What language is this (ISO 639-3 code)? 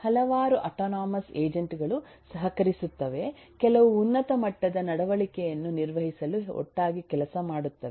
kan